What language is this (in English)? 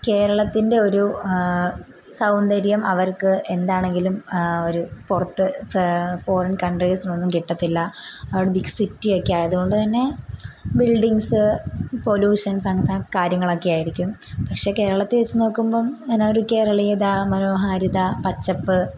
Malayalam